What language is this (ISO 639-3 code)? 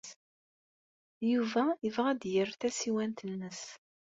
kab